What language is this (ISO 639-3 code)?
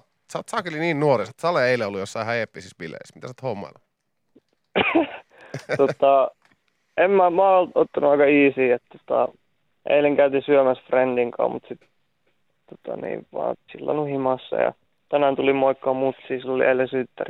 fin